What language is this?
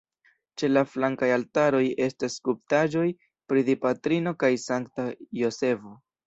Esperanto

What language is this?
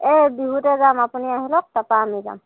Assamese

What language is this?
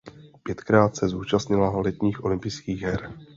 Czech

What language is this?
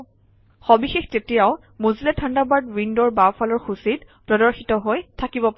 Assamese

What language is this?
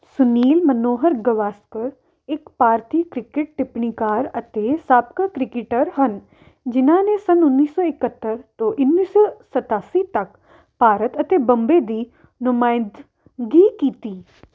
Punjabi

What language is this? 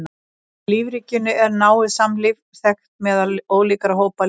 Icelandic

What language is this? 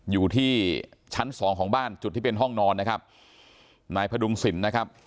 Thai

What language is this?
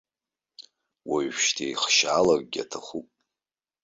Abkhazian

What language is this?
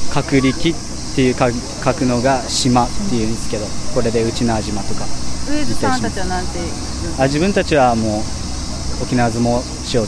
Japanese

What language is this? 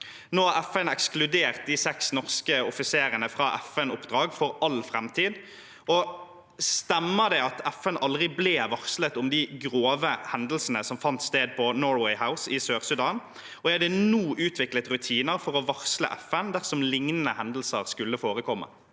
Norwegian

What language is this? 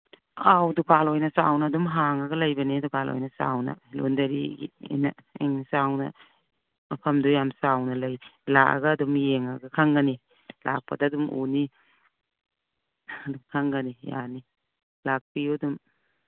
Manipuri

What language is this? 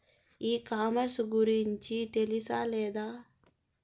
Telugu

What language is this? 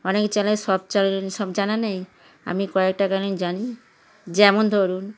Bangla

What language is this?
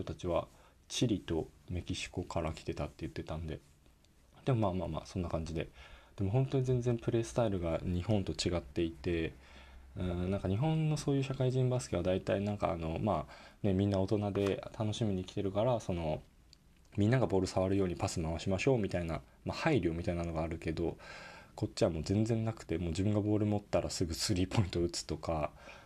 Japanese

